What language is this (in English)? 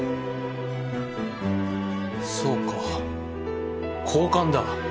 Japanese